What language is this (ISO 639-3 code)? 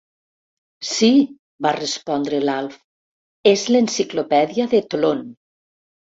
cat